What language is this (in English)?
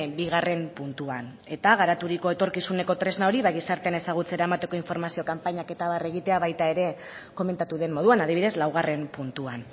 Basque